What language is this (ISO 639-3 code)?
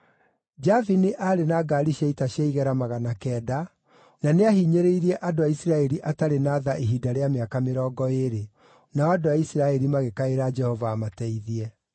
kik